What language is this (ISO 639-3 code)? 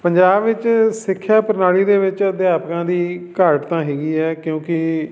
pan